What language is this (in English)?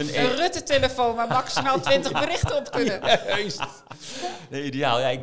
Dutch